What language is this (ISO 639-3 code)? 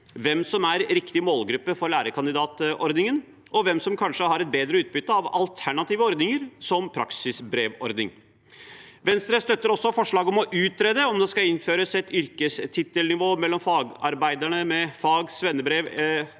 nor